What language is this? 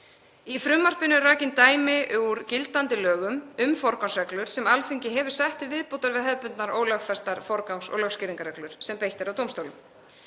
Icelandic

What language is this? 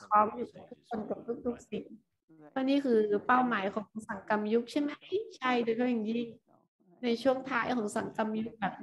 Thai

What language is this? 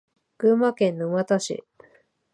Japanese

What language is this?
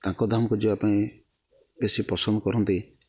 Odia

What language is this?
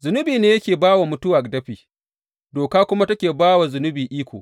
Hausa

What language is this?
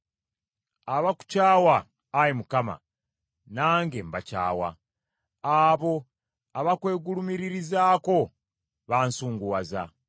Ganda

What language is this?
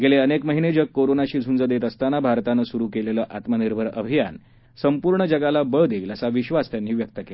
Marathi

